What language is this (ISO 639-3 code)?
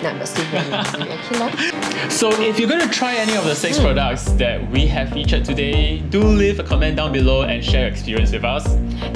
eng